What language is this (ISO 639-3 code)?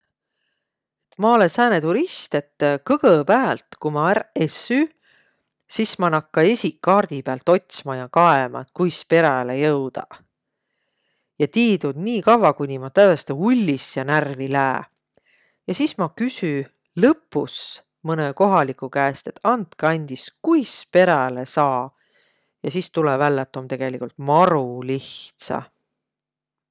vro